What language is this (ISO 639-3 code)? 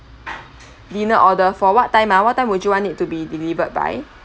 eng